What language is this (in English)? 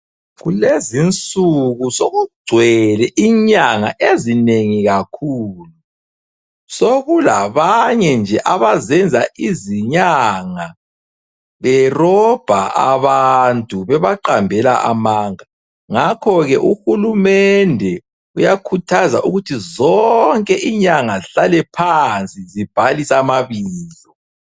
North Ndebele